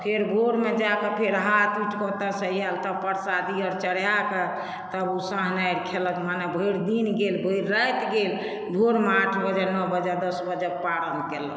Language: Maithili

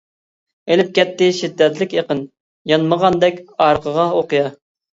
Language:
Uyghur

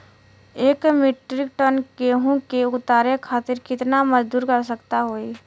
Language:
Bhojpuri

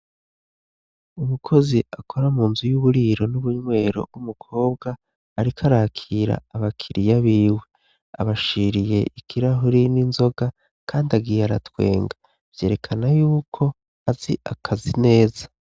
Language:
Rundi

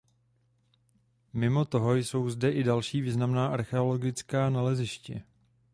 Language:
Czech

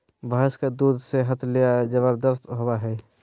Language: Magahi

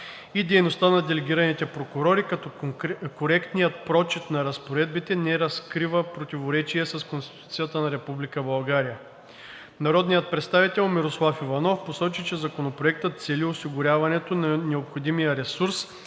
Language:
Bulgarian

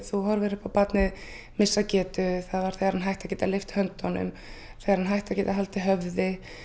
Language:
Icelandic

